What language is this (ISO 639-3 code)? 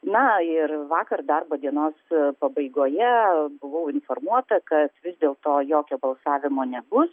lit